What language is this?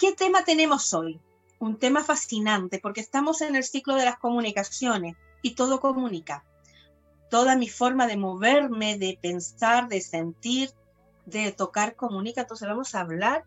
Spanish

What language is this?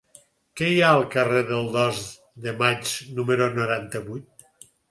Catalan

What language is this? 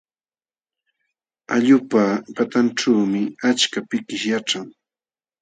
Jauja Wanca Quechua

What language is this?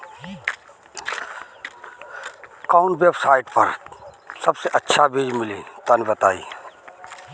Bhojpuri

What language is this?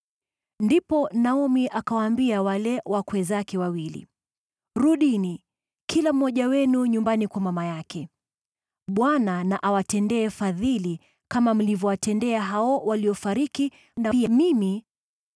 Swahili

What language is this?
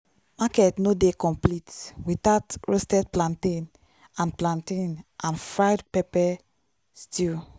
Nigerian Pidgin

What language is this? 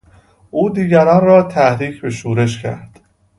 Persian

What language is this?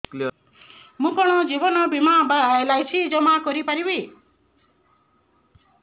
Odia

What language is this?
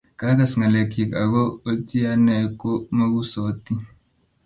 Kalenjin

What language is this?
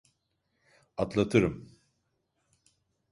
Turkish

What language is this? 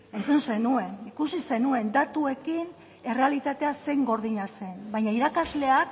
Basque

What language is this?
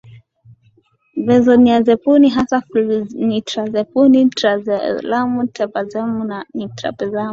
Swahili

